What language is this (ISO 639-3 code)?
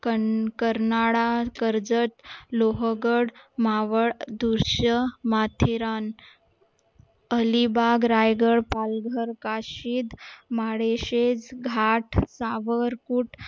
mar